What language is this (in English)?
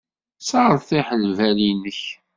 Kabyle